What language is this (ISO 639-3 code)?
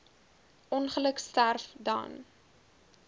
afr